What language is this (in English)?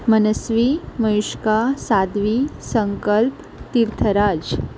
Konkani